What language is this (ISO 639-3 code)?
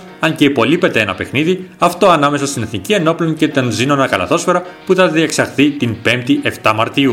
ell